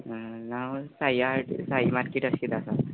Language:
Konkani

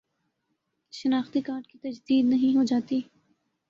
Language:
Urdu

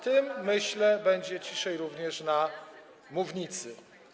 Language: Polish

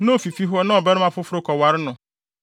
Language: Akan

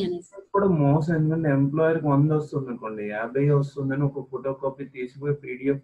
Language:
Telugu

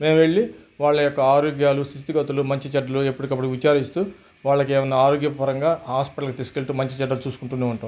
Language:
Telugu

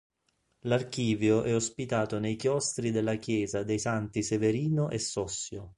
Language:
Italian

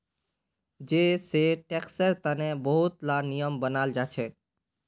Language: Magahi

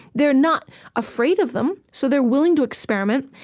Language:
English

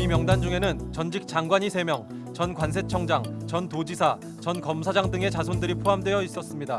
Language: Korean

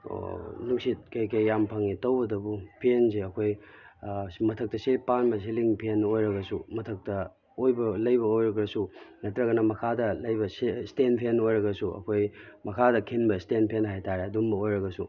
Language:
Manipuri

